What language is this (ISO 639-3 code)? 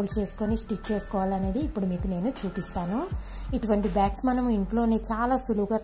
tel